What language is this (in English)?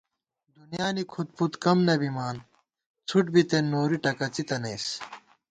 Gawar-Bati